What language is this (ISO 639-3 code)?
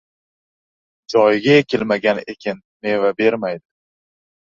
uzb